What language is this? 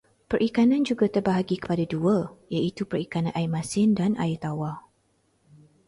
Malay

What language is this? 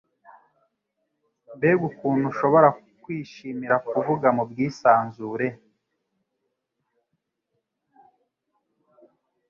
Kinyarwanda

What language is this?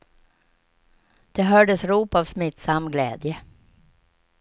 Swedish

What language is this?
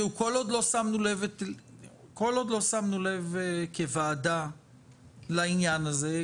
Hebrew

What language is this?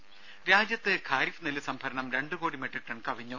Malayalam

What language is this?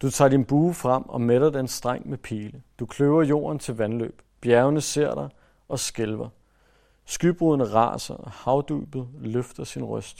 Danish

